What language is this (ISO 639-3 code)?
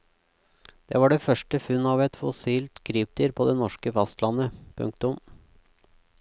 nor